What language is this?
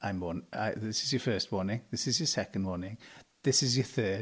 Welsh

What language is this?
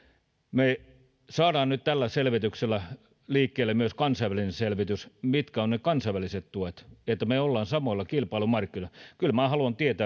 Finnish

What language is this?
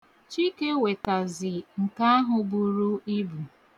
Igbo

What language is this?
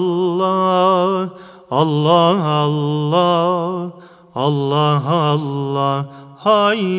Turkish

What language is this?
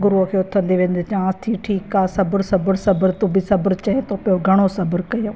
Sindhi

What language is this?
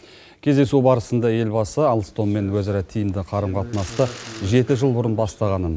Kazakh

